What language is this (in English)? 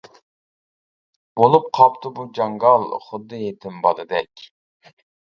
Uyghur